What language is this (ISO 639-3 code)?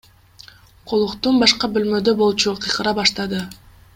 kir